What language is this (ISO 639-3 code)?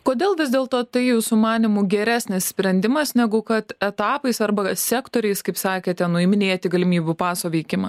lit